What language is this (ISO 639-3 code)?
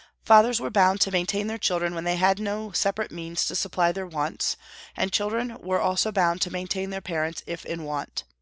eng